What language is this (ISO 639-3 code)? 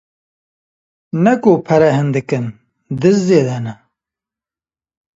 kur